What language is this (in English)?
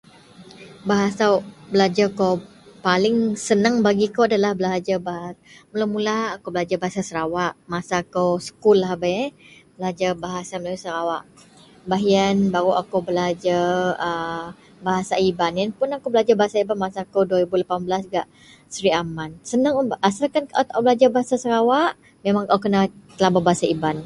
Central Melanau